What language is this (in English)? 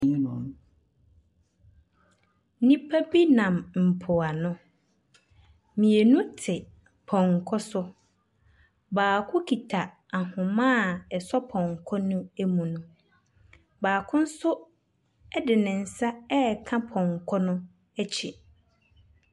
Akan